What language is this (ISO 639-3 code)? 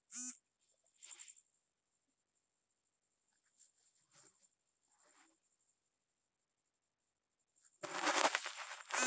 bho